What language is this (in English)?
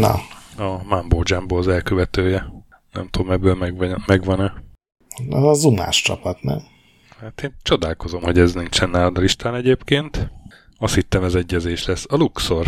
Hungarian